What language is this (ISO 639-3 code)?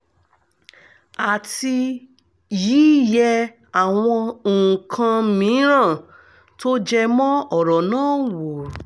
yor